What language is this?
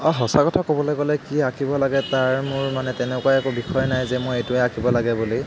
Assamese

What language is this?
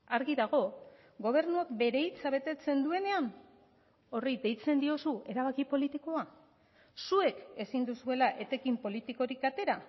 Basque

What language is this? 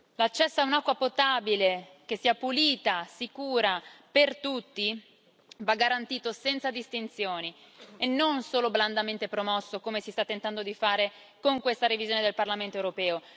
Italian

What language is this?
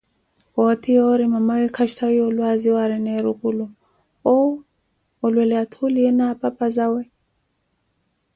Koti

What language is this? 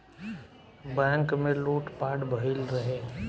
Bhojpuri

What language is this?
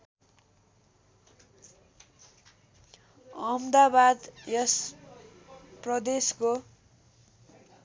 Nepali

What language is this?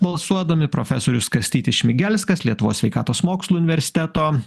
Lithuanian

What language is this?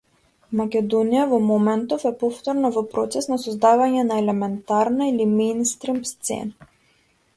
Macedonian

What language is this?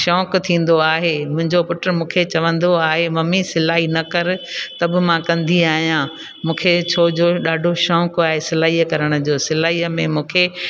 Sindhi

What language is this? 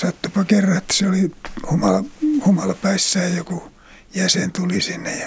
Finnish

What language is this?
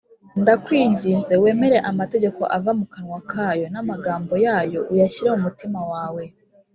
Kinyarwanda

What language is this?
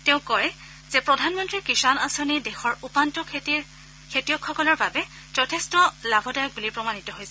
Assamese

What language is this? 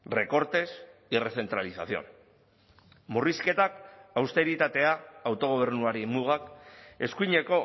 Basque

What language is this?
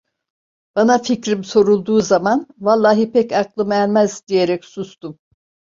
Turkish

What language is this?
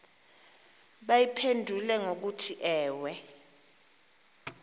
Xhosa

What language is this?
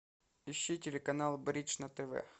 Russian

